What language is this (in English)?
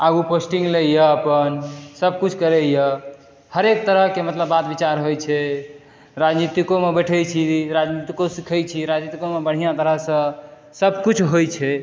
Maithili